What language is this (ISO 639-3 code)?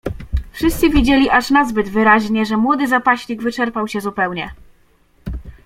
pol